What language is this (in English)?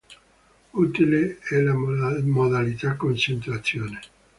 Italian